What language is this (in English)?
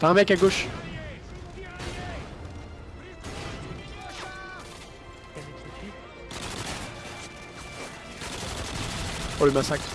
French